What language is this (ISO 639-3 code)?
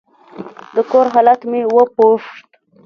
pus